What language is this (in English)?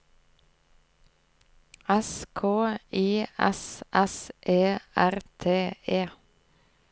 Norwegian